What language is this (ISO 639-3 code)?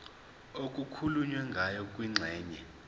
zul